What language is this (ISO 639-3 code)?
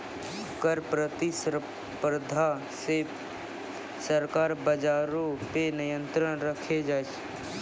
mai